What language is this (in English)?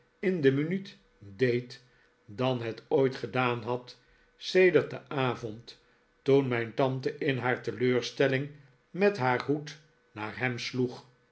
Dutch